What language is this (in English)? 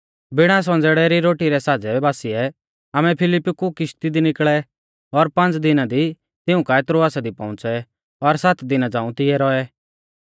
Mahasu Pahari